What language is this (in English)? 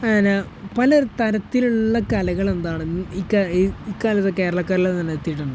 Malayalam